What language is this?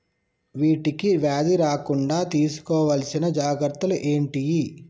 Telugu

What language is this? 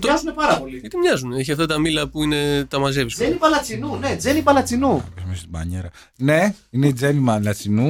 Greek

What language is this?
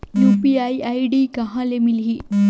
Chhattisgarhi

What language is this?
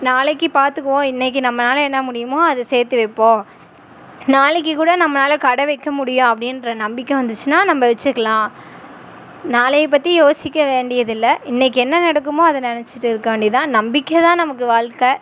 Tamil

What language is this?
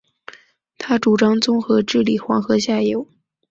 Chinese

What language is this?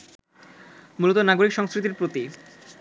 Bangla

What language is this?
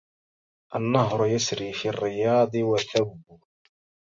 Arabic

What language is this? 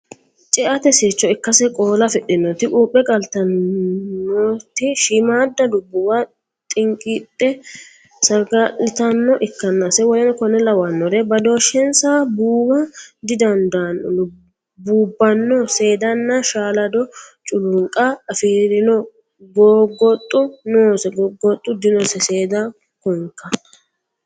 Sidamo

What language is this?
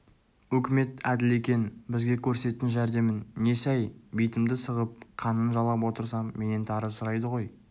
Kazakh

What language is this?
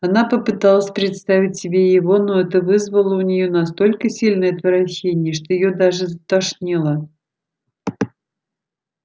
Russian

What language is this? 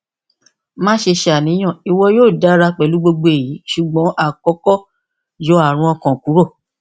Yoruba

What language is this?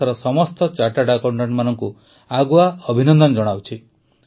Odia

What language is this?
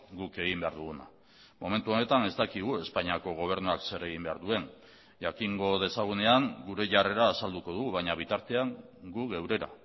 Basque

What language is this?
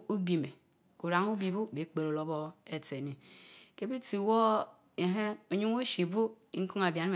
Mbe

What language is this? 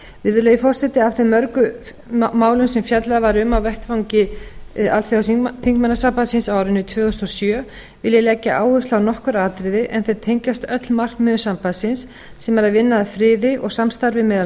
Icelandic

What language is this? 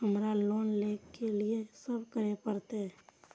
Maithili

